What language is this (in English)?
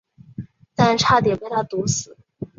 Chinese